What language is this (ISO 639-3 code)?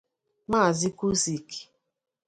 ibo